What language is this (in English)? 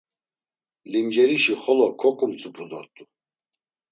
Laz